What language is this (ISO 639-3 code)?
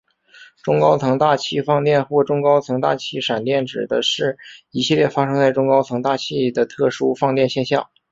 zho